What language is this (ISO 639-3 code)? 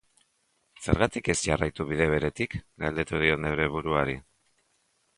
eus